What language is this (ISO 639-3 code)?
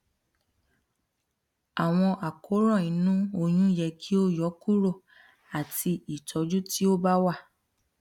yor